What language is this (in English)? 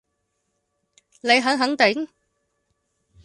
Cantonese